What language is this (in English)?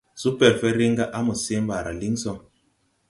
Tupuri